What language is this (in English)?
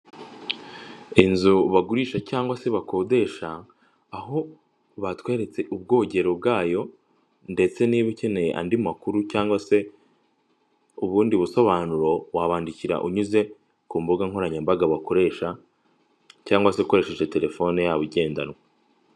Kinyarwanda